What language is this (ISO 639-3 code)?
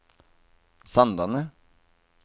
nor